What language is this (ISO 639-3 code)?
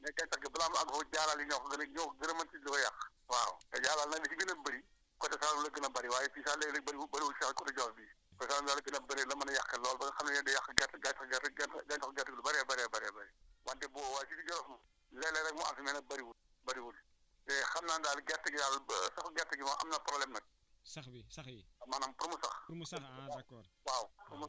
wol